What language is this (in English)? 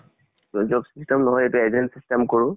Assamese